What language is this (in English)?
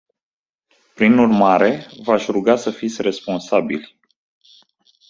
Romanian